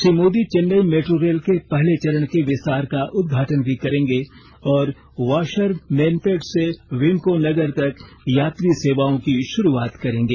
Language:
Hindi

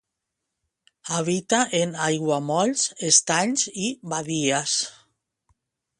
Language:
Catalan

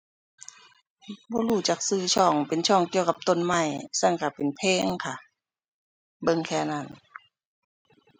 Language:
Thai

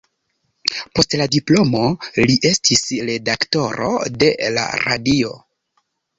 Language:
Esperanto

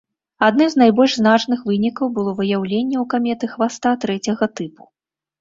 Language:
Belarusian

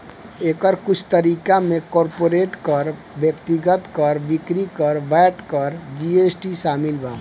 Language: Bhojpuri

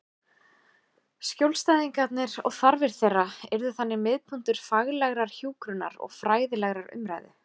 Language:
Icelandic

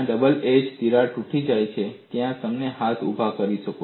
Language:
Gujarati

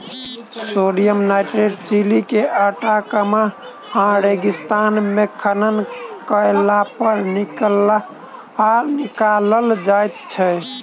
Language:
Maithili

